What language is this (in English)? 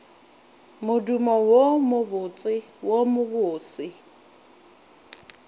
Northern Sotho